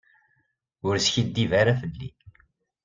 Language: Kabyle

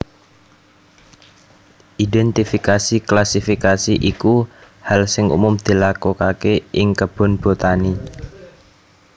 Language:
Javanese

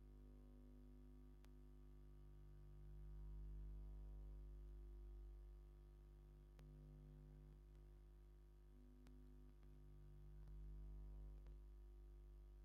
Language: Tigrinya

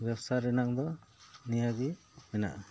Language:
Santali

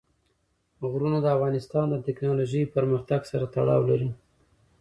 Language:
Pashto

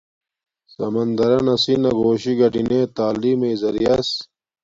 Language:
Domaaki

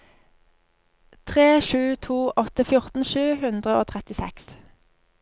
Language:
Norwegian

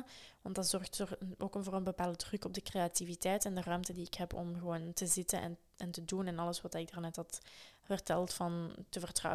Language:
Dutch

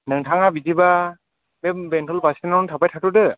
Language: Bodo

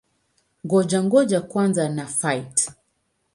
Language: Swahili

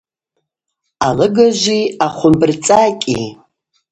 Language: Abaza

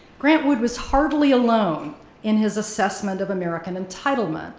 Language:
English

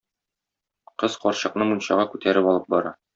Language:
Tatar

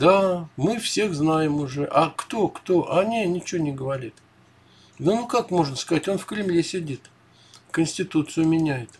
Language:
Russian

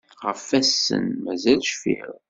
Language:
Kabyle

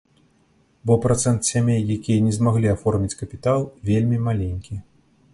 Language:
Belarusian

